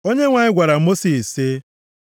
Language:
Igbo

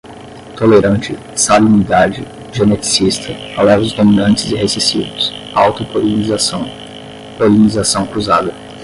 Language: Portuguese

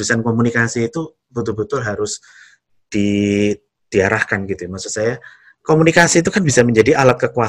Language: Indonesian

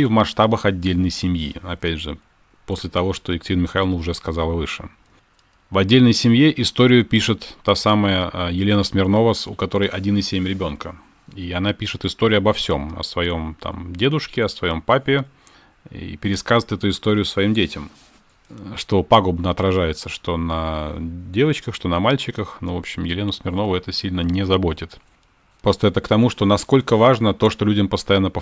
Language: Russian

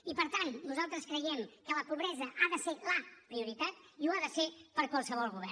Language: Catalan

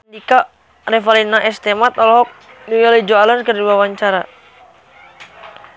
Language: Sundanese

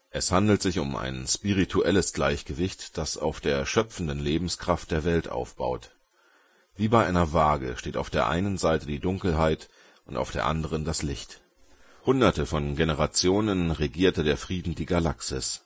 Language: German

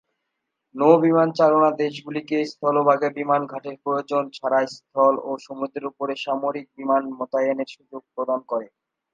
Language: Bangla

